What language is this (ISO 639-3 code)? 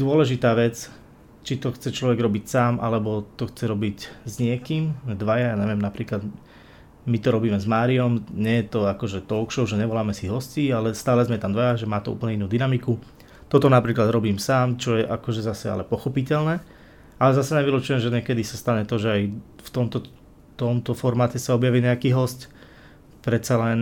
slk